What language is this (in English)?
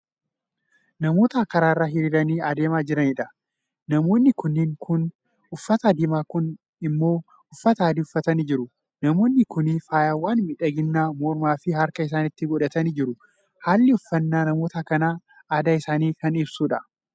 Oromo